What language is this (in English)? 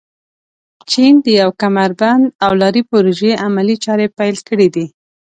Pashto